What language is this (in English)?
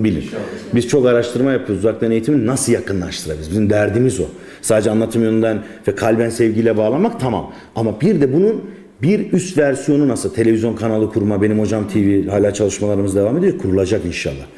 Turkish